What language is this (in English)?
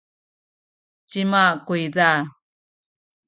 Sakizaya